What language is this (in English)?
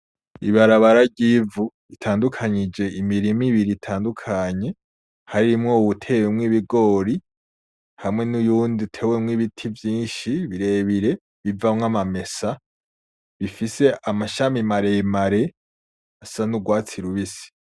Rundi